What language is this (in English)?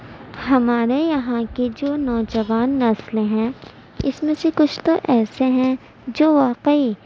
Urdu